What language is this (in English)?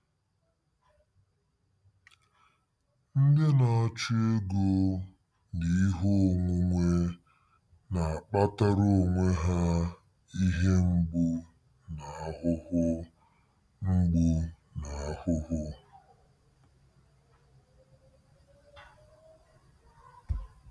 Igbo